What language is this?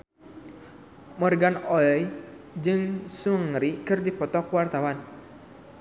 Sundanese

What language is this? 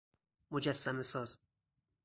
Persian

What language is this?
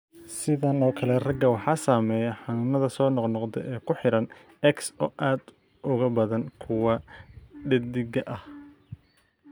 Somali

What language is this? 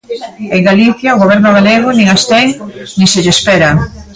Galician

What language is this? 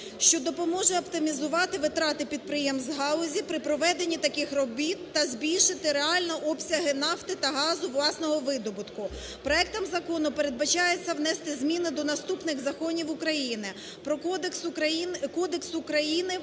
Ukrainian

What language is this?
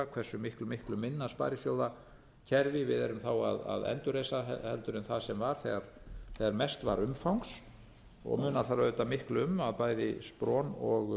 Icelandic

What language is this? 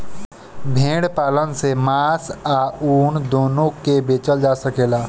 Bhojpuri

